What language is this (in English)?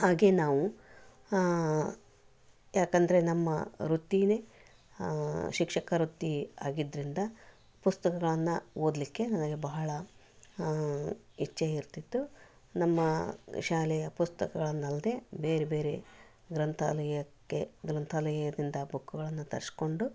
Kannada